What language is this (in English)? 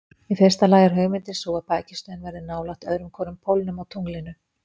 Icelandic